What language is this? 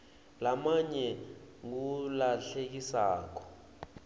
Swati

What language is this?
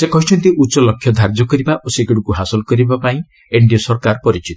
Odia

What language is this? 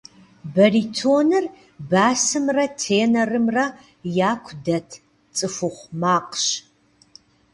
Kabardian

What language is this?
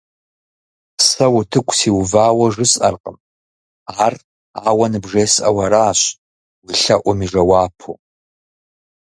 Kabardian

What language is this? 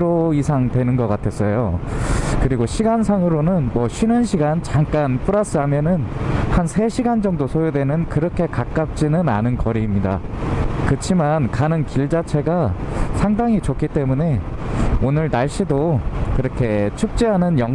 Korean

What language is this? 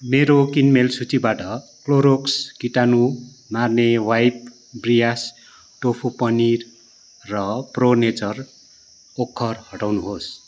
Nepali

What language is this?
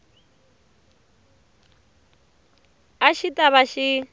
Tsonga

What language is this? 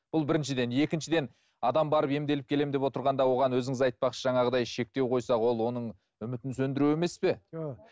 Kazakh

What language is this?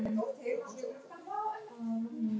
Icelandic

